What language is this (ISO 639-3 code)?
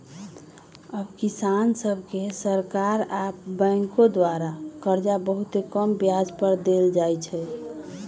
mag